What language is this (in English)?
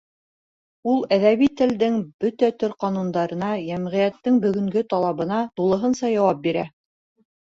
Bashkir